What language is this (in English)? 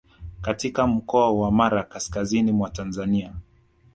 Swahili